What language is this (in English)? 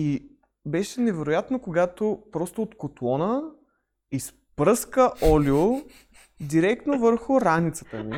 Bulgarian